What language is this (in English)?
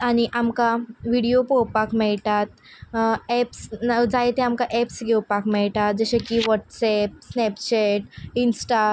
Konkani